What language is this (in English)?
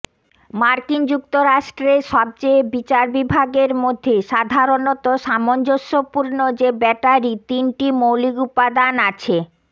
Bangla